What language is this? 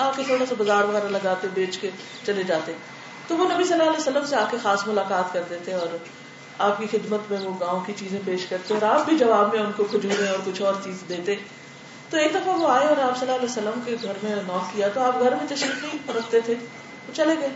Urdu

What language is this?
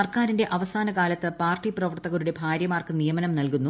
Malayalam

